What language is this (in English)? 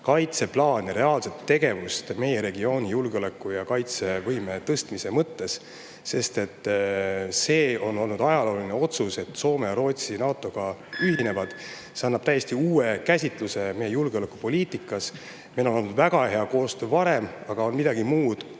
Estonian